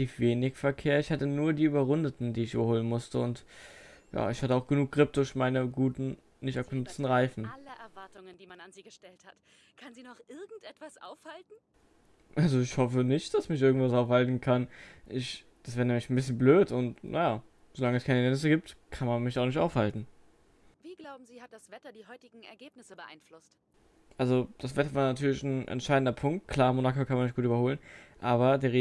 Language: German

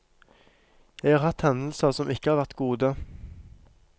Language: Norwegian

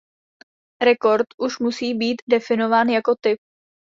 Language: Czech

